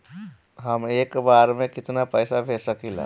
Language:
Bhojpuri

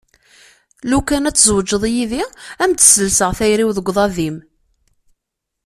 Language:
Kabyle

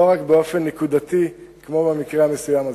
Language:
Hebrew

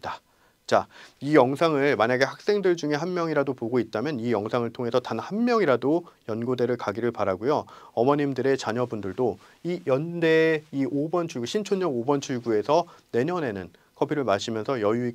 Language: Korean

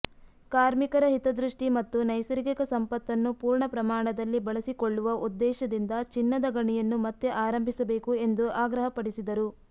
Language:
Kannada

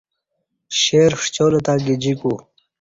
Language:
Kati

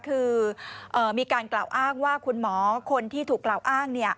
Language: Thai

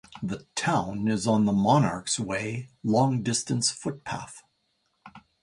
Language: English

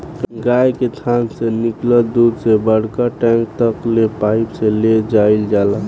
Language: Bhojpuri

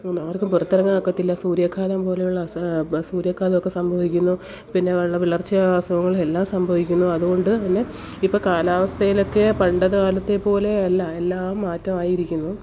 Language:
Malayalam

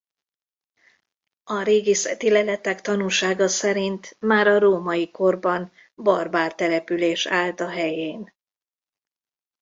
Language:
Hungarian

